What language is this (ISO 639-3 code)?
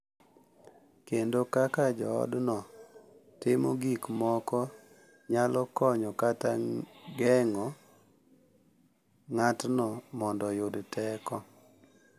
luo